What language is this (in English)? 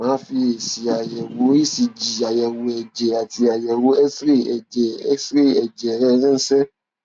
Yoruba